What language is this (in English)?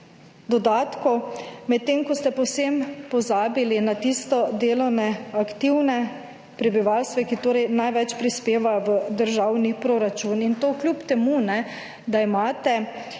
Slovenian